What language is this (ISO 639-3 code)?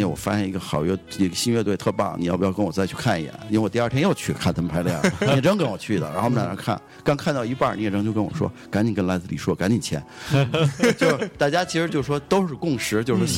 zho